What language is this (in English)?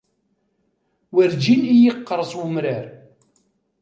Kabyle